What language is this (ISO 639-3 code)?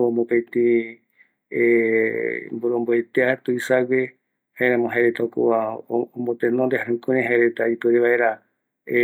gui